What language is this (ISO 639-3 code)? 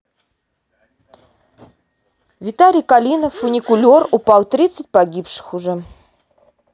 rus